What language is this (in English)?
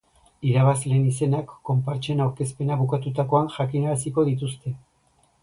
Basque